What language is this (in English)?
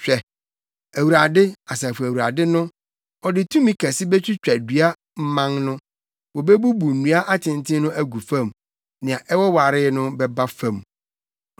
Akan